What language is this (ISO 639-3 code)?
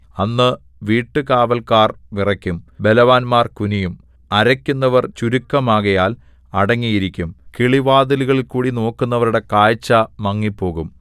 mal